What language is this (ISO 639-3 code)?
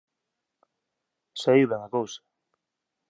glg